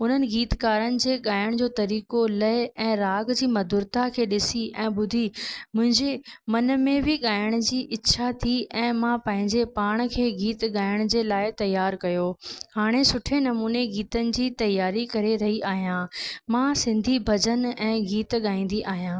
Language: Sindhi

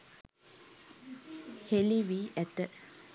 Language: Sinhala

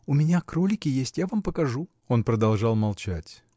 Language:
Russian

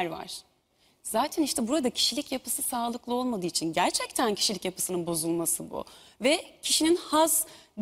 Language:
Turkish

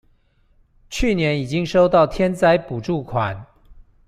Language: Chinese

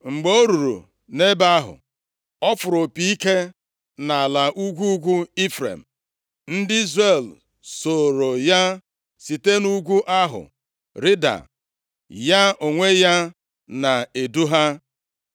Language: Igbo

